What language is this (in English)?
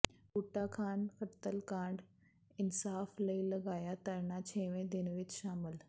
Punjabi